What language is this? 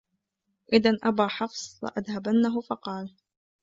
Arabic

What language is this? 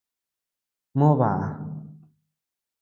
Tepeuxila Cuicatec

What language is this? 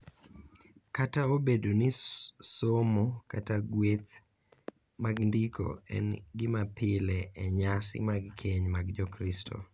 Luo (Kenya and Tanzania)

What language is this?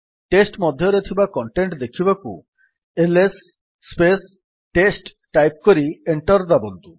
Odia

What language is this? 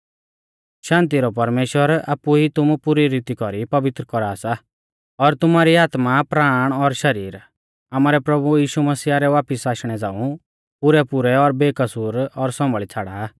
Mahasu Pahari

